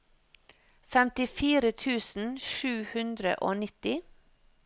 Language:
Norwegian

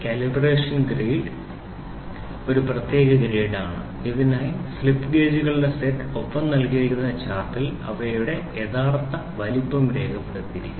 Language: Malayalam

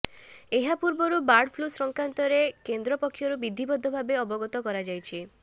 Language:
Odia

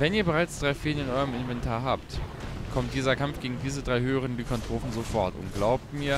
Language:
German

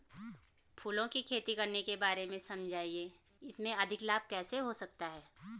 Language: Hindi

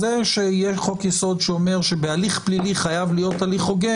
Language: Hebrew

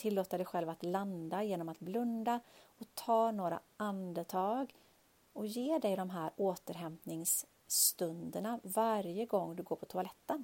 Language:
Swedish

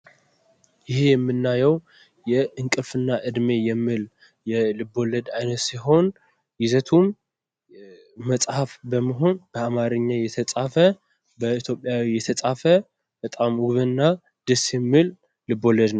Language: Amharic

